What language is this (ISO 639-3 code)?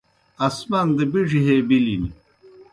plk